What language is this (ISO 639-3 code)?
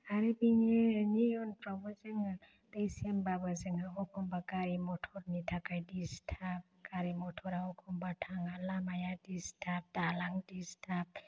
brx